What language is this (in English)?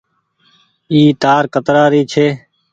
Goaria